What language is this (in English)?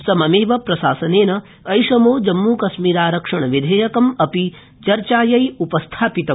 Sanskrit